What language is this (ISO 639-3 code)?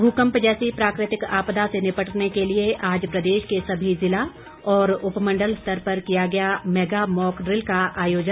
hin